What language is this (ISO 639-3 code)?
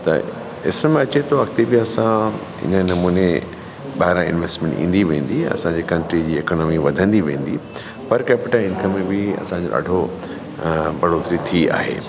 snd